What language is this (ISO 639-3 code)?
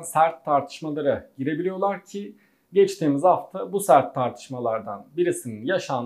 tur